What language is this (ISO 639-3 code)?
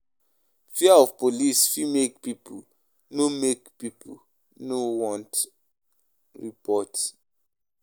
pcm